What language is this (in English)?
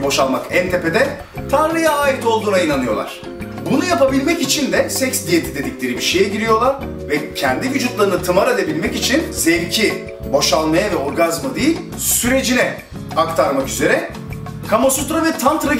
Turkish